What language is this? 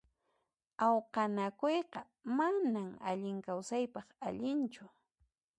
Puno Quechua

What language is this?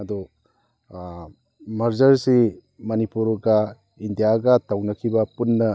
Manipuri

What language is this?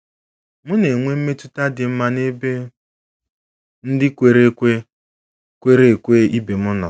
Igbo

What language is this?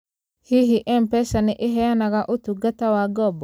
Kikuyu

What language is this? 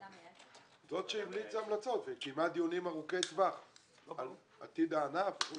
Hebrew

